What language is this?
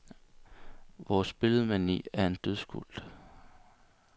Danish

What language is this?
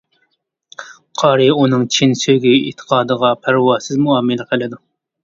Uyghur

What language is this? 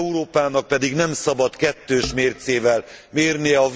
Hungarian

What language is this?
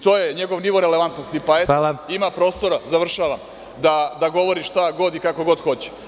Serbian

